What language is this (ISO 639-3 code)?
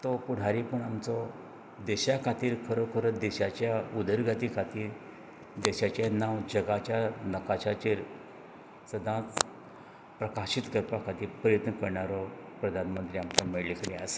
kok